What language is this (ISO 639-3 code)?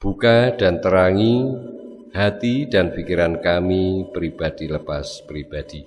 ind